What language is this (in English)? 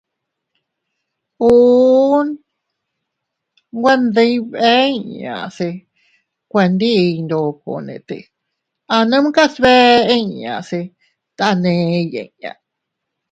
Teutila Cuicatec